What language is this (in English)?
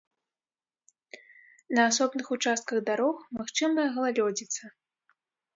Belarusian